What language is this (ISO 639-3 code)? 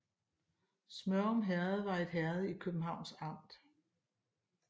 dan